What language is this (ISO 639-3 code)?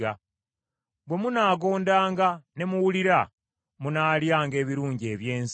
lug